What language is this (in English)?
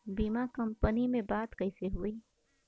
Bhojpuri